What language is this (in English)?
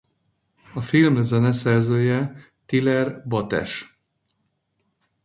Hungarian